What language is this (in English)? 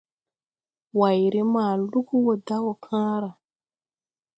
Tupuri